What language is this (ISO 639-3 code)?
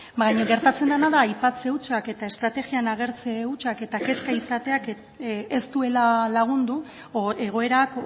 eus